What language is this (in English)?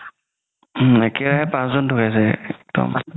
Assamese